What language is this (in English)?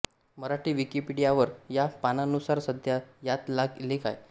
Marathi